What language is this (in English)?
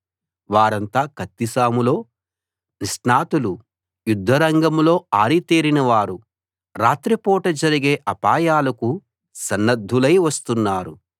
Telugu